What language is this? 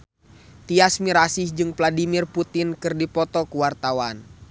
Sundanese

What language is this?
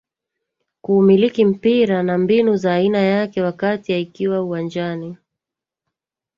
Swahili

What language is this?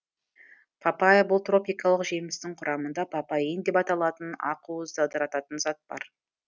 Kazakh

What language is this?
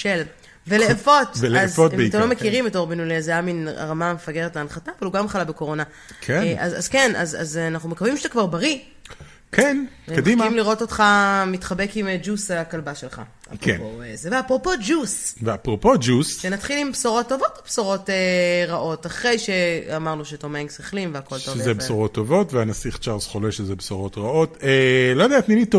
Hebrew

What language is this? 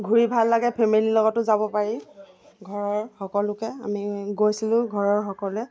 Assamese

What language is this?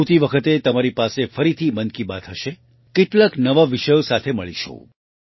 Gujarati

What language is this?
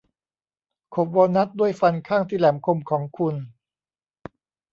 Thai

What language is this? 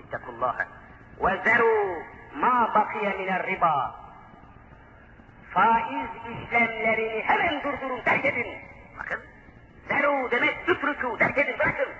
Turkish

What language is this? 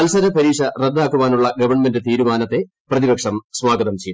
Malayalam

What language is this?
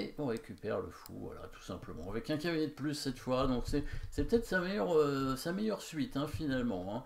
French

